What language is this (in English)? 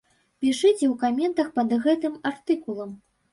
Belarusian